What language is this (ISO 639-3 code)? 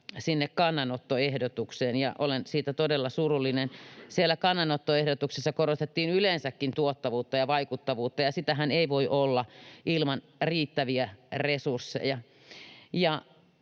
fin